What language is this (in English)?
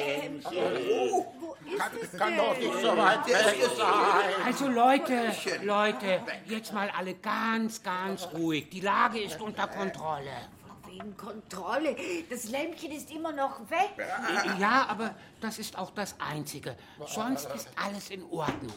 German